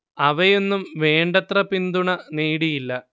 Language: Malayalam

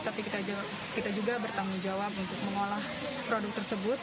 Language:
Indonesian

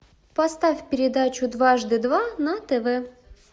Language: Russian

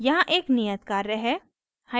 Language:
Hindi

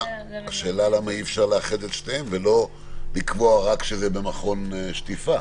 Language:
Hebrew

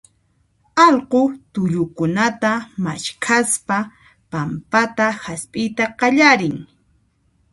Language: Puno Quechua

